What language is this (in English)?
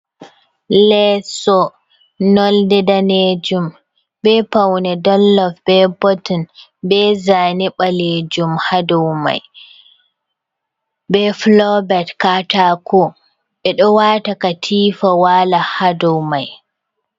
Fula